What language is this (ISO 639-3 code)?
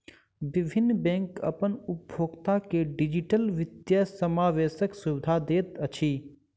mai